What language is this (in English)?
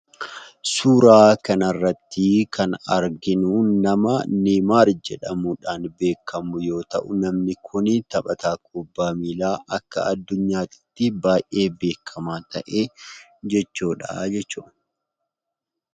Oromo